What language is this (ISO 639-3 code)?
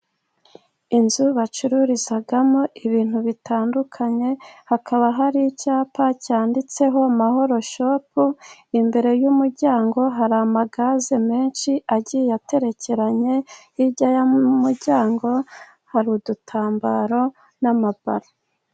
kin